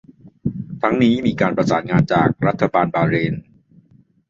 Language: Thai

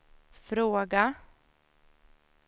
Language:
Swedish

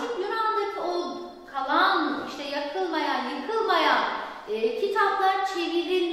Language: Turkish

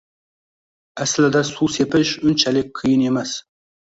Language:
Uzbek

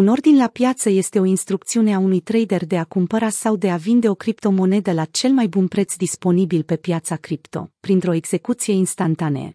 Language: Romanian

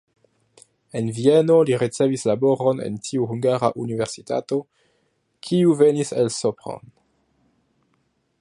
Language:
Esperanto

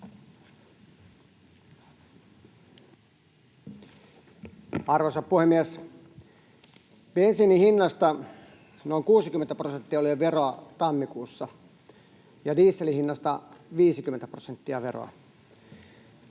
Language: Finnish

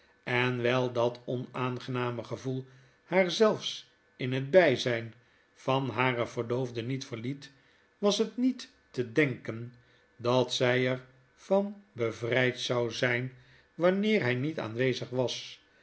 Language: Dutch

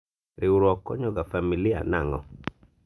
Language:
Luo (Kenya and Tanzania)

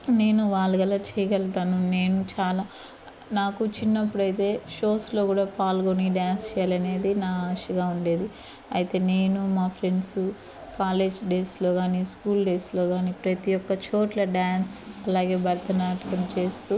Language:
Telugu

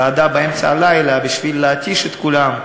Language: Hebrew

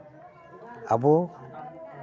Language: Santali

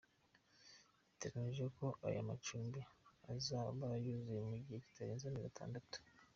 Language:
Kinyarwanda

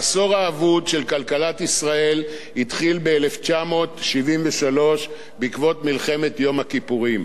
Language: Hebrew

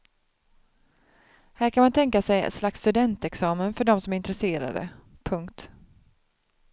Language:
Swedish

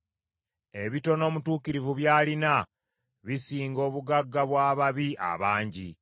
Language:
Ganda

